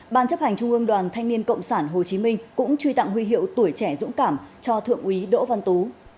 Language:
Vietnamese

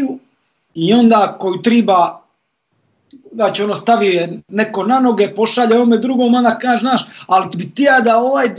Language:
Croatian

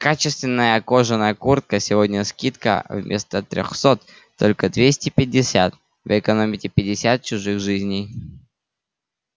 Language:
Russian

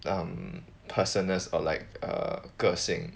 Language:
English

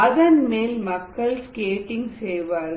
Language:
Tamil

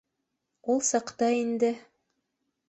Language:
Bashkir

